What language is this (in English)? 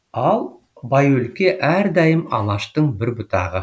Kazakh